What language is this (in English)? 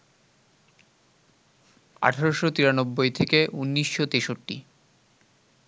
Bangla